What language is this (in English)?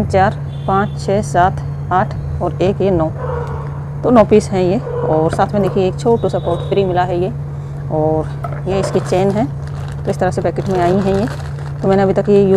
Hindi